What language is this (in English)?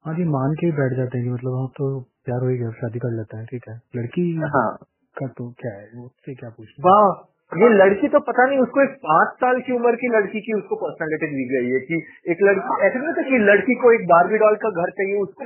Hindi